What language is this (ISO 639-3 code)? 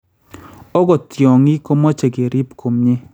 kln